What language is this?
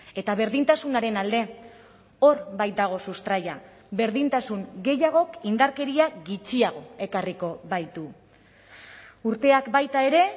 Basque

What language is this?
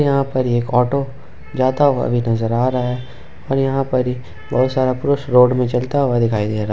Hindi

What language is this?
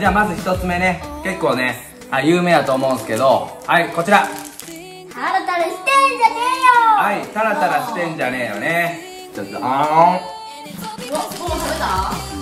Japanese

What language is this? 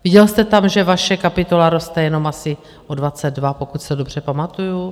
Czech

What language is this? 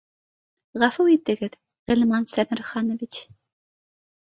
Bashkir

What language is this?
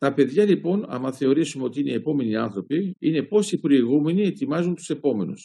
Greek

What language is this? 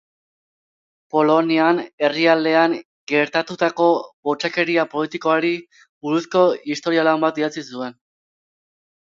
Basque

